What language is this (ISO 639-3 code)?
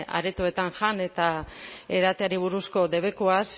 eus